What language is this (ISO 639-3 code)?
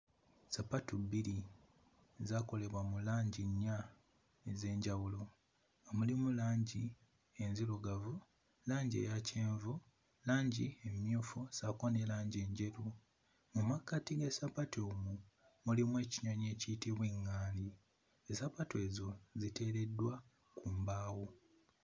lug